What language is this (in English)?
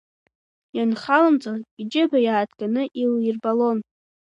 Abkhazian